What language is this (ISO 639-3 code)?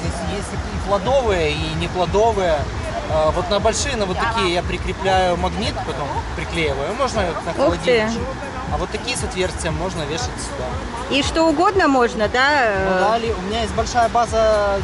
rus